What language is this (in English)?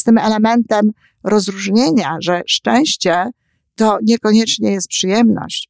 Polish